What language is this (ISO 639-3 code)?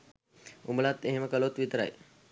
sin